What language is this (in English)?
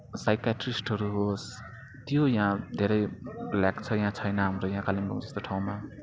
Nepali